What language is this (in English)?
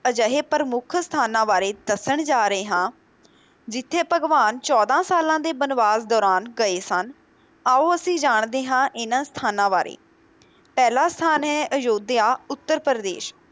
Punjabi